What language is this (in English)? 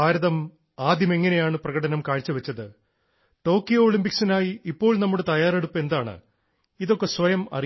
Malayalam